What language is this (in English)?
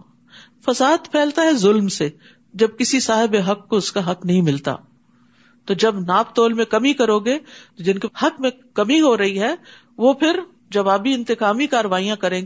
Urdu